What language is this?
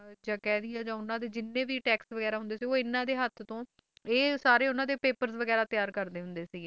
Punjabi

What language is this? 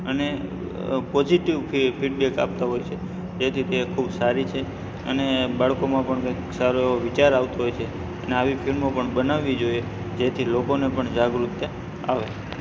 Gujarati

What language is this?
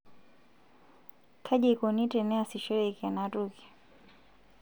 Masai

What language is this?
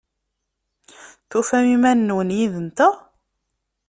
Kabyle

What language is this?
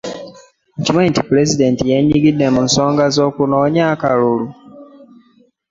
Ganda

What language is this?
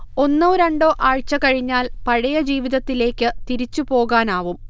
Malayalam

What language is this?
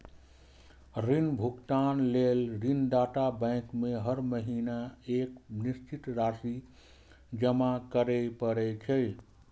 Maithili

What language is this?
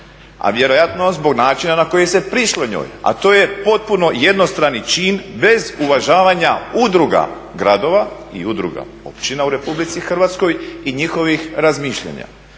Croatian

